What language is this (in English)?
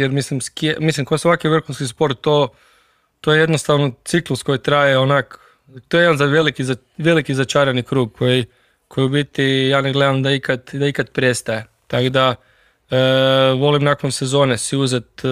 Croatian